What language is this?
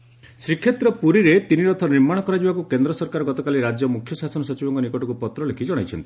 Odia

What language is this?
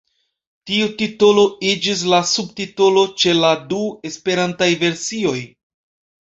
Esperanto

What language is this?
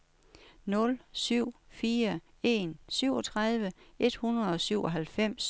Danish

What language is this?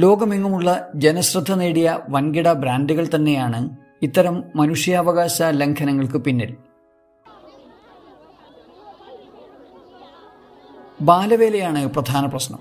Malayalam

